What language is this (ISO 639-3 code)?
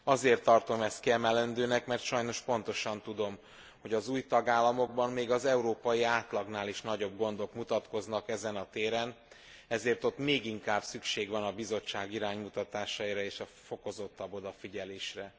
hun